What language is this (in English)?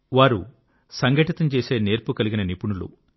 Telugu